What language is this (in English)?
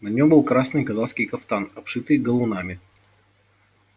Russian